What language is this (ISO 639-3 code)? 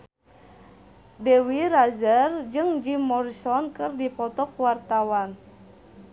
sun